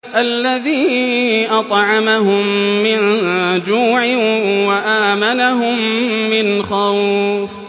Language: Arabic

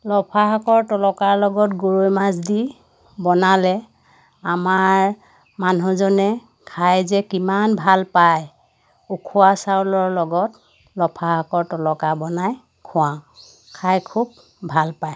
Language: Assamese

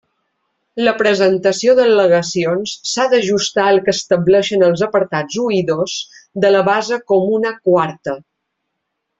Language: Catalan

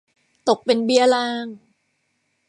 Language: Thai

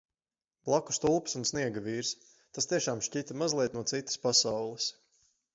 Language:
Latvian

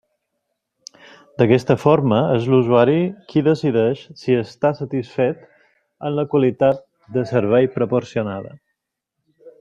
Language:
Catalan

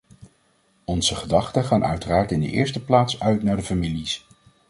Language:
Dutch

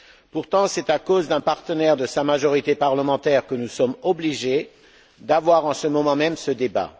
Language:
French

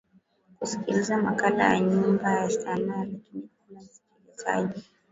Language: Swahili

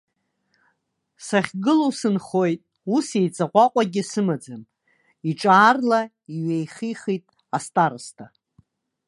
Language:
Abkhazian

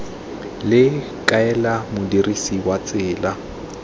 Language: Tswana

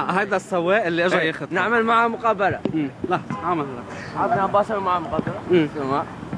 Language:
Arabic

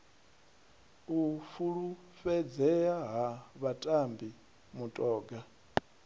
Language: Venda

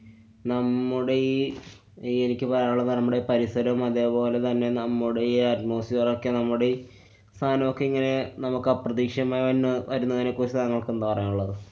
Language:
Malayalam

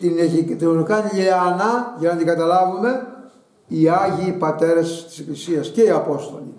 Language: Greek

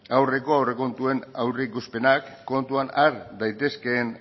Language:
Basque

